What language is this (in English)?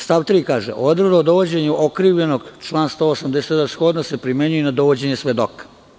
Serbian